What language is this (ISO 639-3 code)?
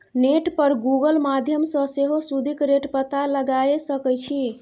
mai